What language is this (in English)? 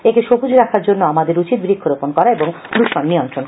Bangla